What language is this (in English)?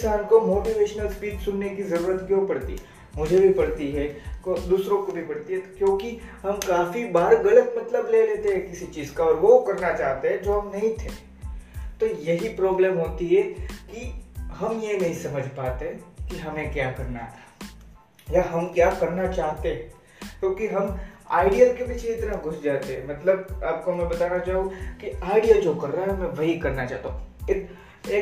Hindi